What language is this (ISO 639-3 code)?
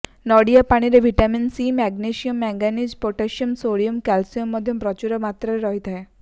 ori